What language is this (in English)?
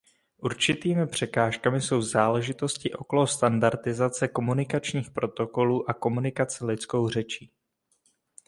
Czech